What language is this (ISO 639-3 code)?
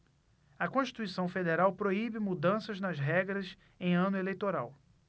por